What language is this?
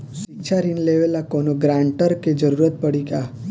Bhojpuri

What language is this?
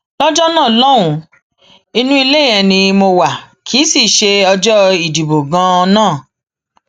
Yoruba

